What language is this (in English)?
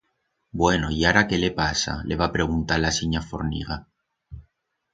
Aragonese